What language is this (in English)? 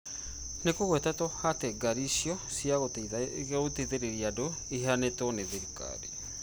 Kikuyu